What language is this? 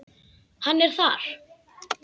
Icelandic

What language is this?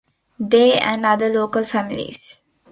English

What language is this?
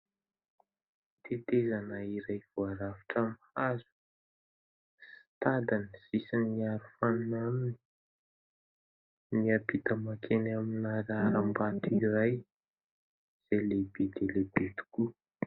Malagasy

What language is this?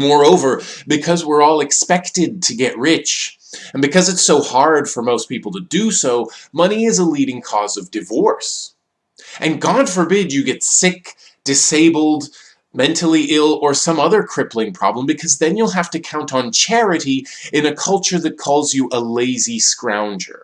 English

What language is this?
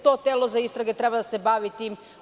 Serbian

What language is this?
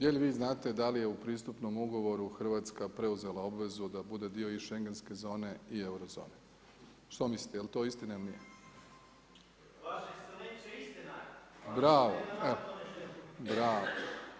Croatian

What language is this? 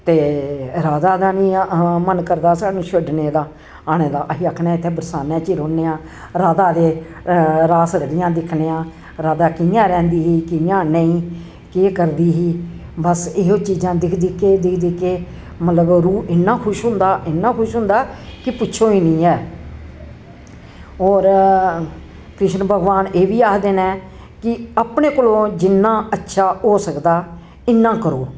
Dogri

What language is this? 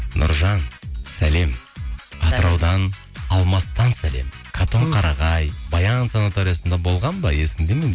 Kazakh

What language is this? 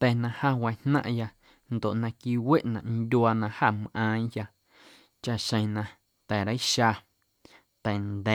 Guerrero Amuzgo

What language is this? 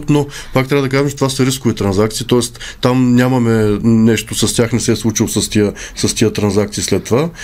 Bulgarian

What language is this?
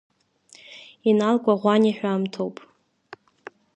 Abkhazian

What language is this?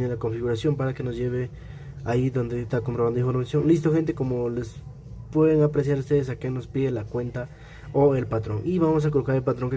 Spanish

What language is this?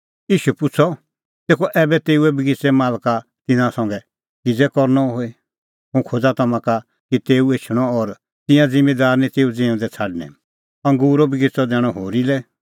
Kullu Pahari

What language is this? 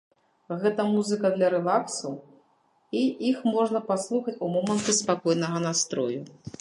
Belarusian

